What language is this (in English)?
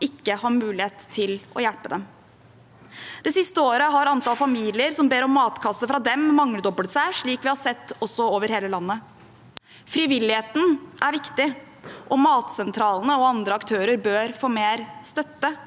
Norwegian